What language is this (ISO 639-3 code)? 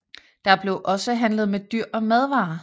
dan